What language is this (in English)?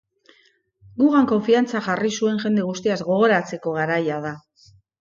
Basque